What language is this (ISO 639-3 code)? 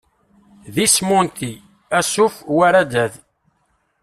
kab